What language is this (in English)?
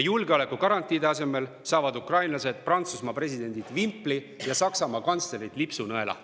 Estonian